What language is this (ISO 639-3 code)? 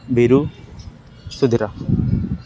ori